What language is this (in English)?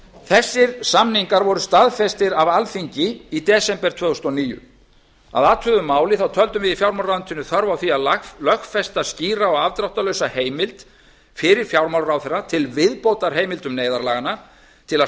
Icelandic